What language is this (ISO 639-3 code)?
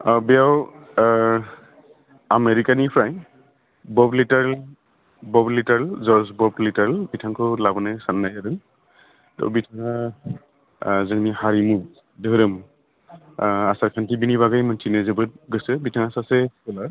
brx